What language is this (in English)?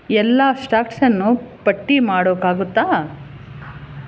Kannada